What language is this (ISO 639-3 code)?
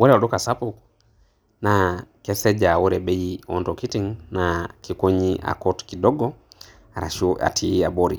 mas